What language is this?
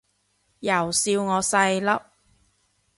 Cantonese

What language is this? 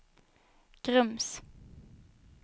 Swedish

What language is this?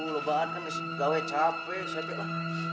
Indonesian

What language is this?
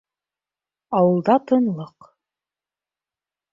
Bashkir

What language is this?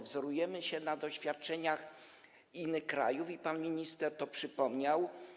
Polish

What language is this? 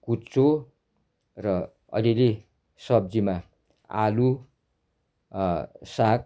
Nepali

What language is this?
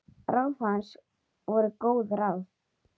Icelandic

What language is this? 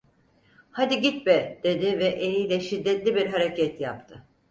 Turkish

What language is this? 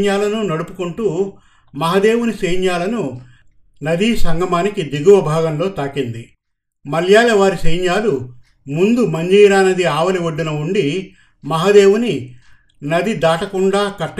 Telugu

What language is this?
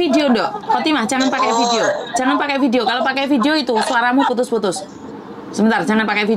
Indonesian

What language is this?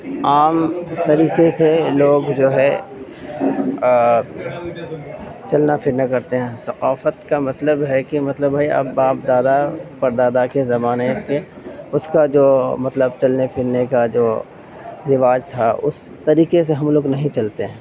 Urdu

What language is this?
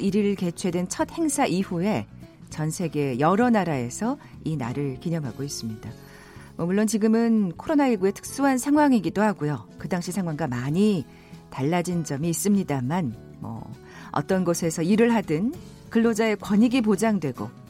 Korean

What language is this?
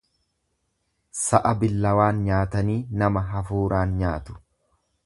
Oromo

